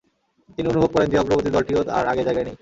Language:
Bangla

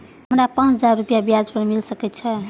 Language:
Maithili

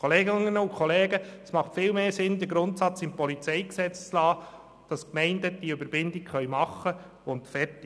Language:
Swiss German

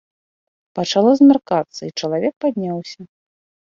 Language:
Belarusian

